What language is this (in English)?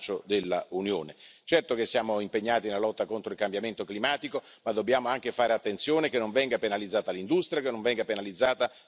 Italian